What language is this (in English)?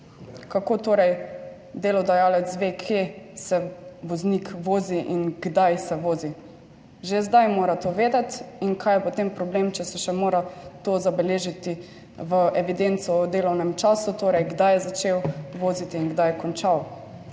Slovenian